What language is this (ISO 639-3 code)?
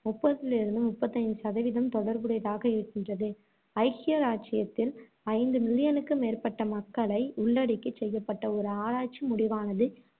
tam